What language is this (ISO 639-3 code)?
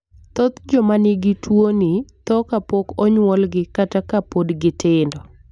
luo